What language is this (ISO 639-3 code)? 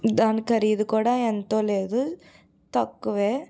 tel